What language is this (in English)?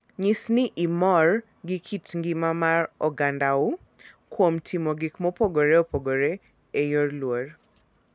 Luo (Kenya and Tanzania)